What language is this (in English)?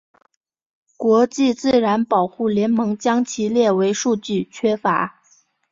Chinese